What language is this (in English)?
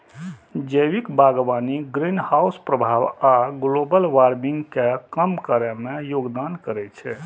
Maithili